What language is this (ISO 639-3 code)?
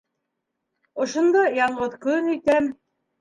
bak